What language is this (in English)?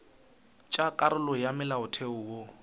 Northern Sotho